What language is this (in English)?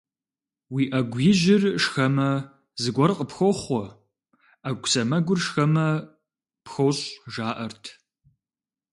Kabardian